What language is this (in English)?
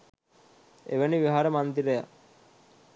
Sinhala